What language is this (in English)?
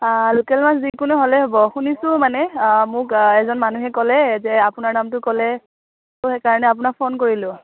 Assamese